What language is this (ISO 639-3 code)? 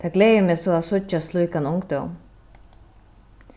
fao